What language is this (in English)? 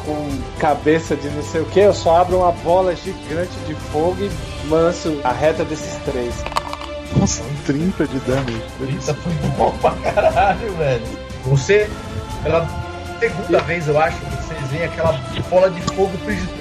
Portuguese